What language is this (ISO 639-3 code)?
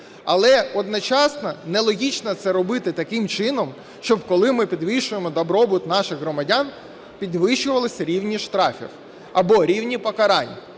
ukr